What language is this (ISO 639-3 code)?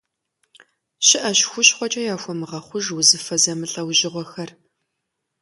kbd